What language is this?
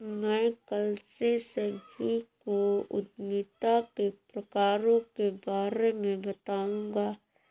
Hindi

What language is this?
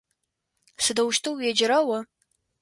Adyghe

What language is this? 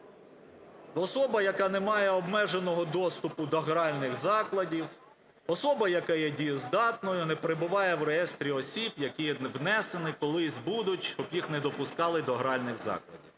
Ukrainian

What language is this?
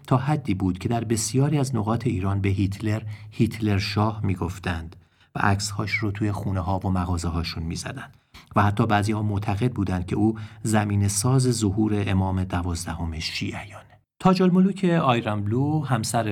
Persian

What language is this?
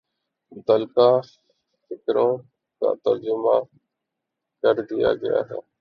Urdu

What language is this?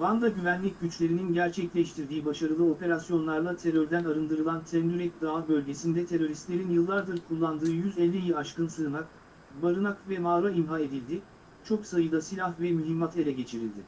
Turkish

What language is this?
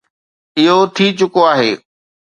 Sindhi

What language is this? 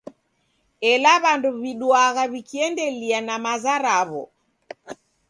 Taita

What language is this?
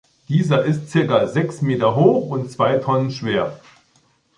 German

